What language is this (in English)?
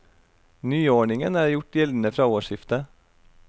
Norwegian